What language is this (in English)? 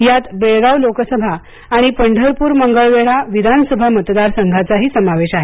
Marathi